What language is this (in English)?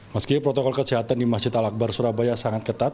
Indonesian